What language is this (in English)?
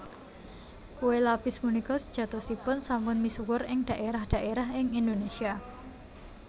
Javanese